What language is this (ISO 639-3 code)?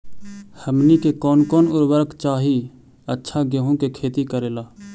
mag